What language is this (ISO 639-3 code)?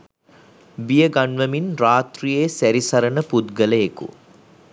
sin